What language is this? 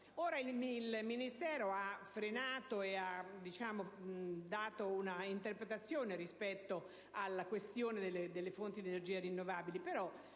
Italian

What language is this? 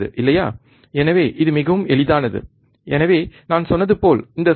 Tamil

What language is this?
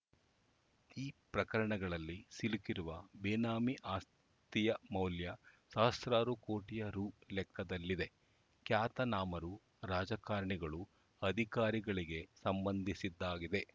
Kannada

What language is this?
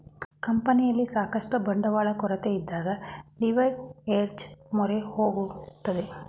Kannada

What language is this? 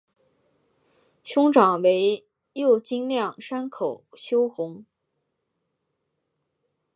Chinese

